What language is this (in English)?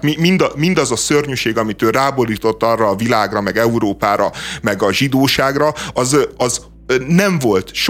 Hungarian